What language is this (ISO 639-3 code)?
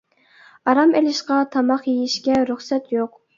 uig